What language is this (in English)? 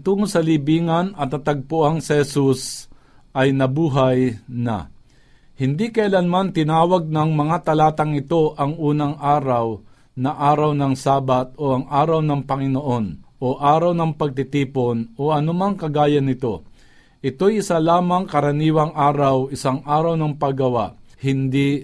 Filipino